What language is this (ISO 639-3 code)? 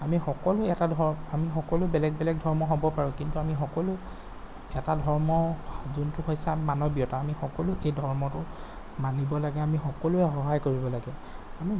asm